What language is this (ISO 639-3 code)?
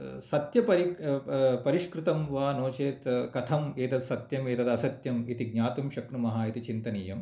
san